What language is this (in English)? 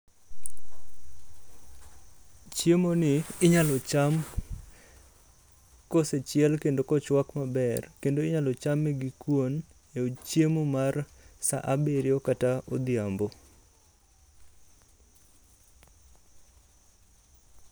Luo (Kenya and Tanzania)